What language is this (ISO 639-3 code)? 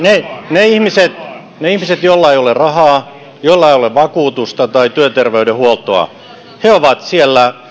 fin